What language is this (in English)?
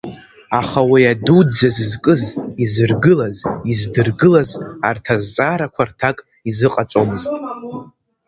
Abkhazian